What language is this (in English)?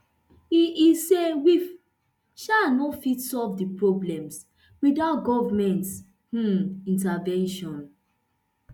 Nigerian Pidgin